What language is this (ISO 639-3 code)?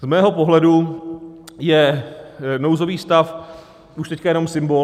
ces